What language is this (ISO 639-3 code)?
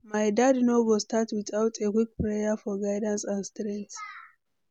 pcm